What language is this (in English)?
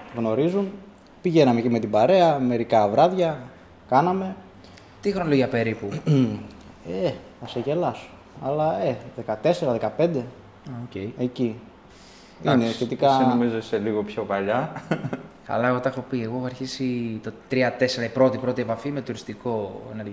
Greek